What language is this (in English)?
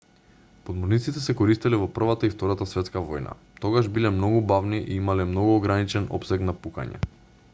Macedonian